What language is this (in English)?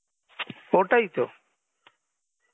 Bangla